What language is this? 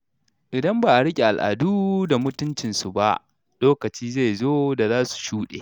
Hausa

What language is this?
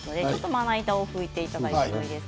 Japanese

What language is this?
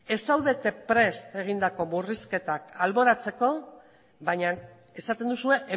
Basque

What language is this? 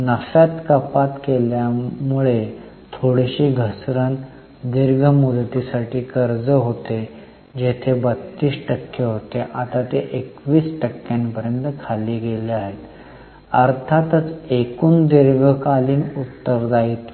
Marathi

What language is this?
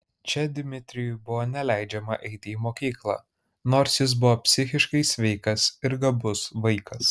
Lithuanian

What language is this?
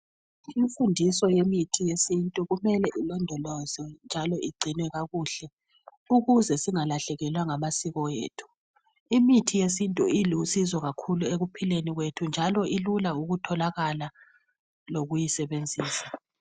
North Ndebele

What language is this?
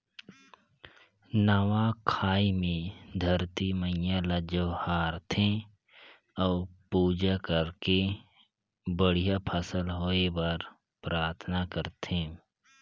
Chhattisgarhi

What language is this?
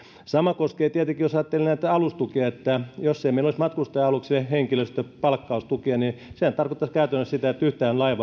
Finnish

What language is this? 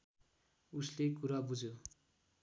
Nepali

